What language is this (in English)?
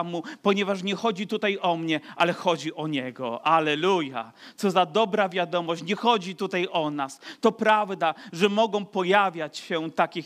Polish